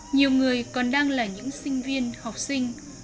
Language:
Vietnamese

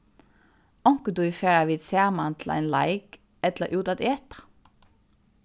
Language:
Faroese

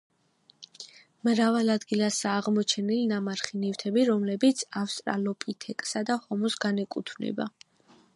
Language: Georgian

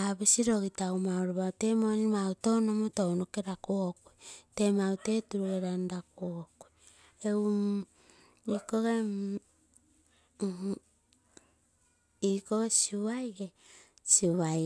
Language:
Terei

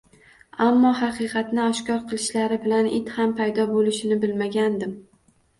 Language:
Uzbek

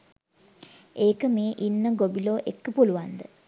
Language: Sinhala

